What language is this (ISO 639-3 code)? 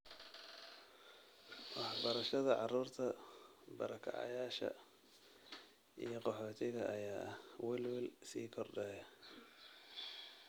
som